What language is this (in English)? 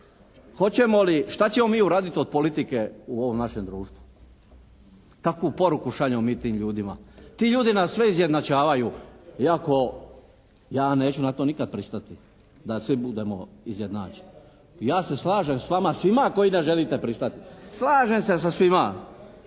Croatian